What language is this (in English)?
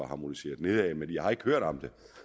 Danish